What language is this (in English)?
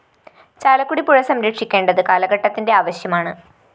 Malayalam